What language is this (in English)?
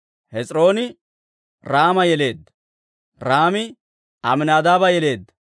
Dawro